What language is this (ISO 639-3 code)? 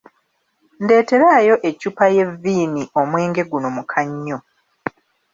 lug